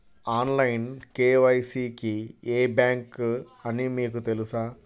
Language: Telugu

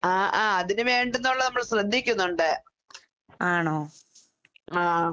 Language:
Malayalam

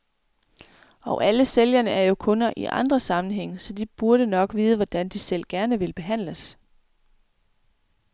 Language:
Danish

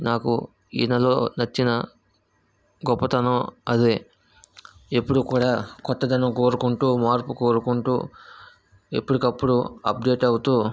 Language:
Telugu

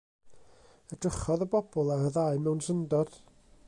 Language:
Welsh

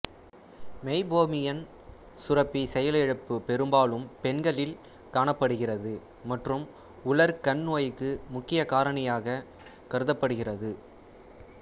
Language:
Tamil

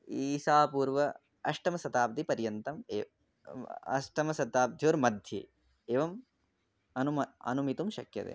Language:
Sanskrit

